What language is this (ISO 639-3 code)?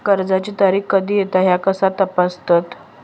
mar